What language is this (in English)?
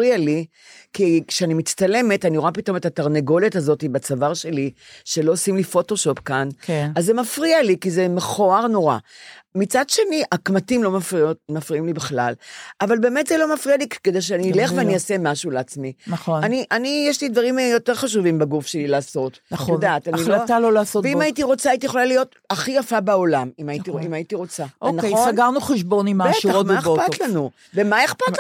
Hebrew